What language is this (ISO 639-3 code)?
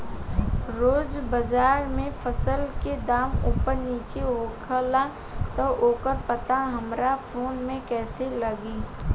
bho